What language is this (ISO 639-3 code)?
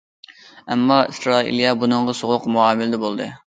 uig